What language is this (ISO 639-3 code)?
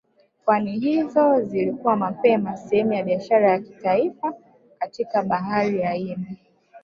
swa